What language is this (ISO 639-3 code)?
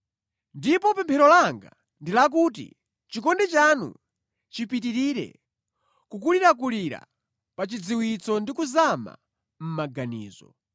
nya